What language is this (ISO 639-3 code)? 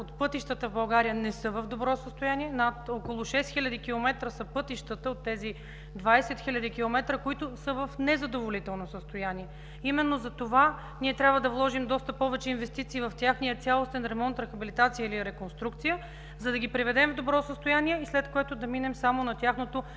bul